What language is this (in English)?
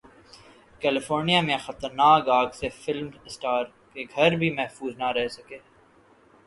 Urdu